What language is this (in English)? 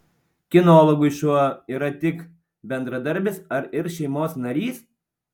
Lithuanian